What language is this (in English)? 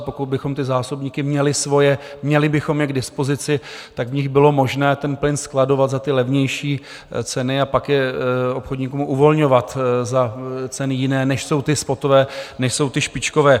Czech